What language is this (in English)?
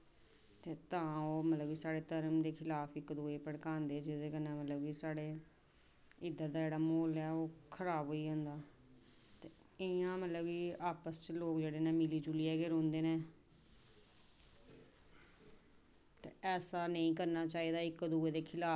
Dogri